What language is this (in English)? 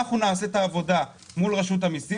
Hebrew